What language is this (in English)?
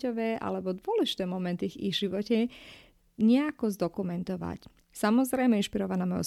Slovak